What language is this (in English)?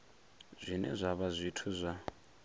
Venda